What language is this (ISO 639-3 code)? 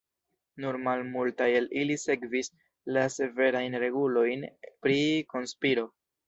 epo